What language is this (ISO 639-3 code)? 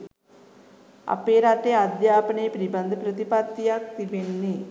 sin